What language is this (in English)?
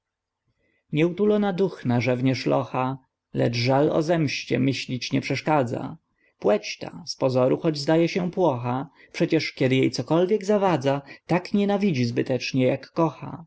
Polish